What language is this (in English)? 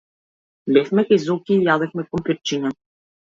Macedonian